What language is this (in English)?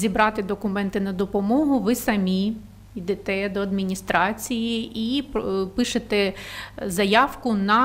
Ukrainian